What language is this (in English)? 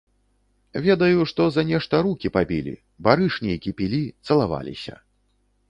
Belarusian